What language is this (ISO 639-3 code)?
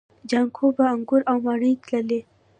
pus